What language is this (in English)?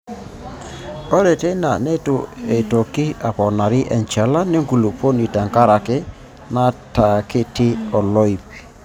Masai